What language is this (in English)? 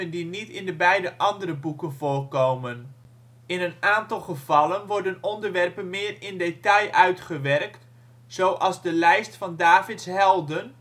Dutch